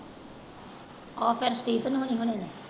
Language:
Punjabi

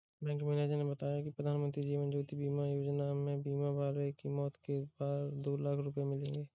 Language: Hindi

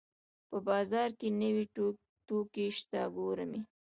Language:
Pashto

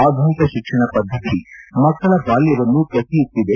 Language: Kannada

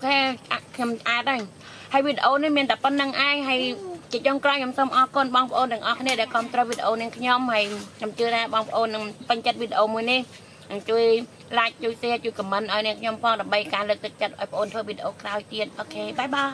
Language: Vietnamese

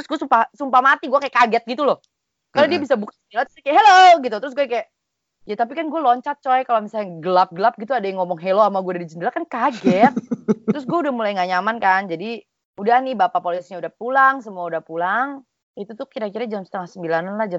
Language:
Indonesian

